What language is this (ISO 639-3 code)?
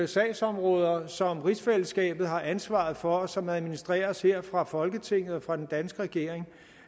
dan